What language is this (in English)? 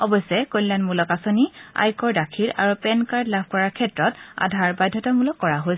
Assamese